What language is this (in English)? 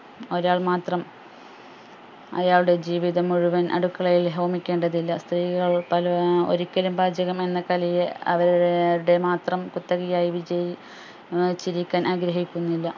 Malayalam